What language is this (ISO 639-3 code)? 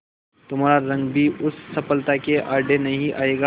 hin